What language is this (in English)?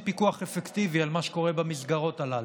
Hebrew